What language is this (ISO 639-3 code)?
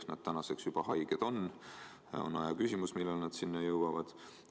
est